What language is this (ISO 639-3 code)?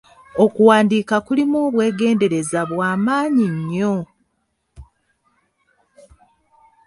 lug